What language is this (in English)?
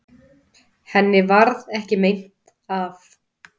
Icelandic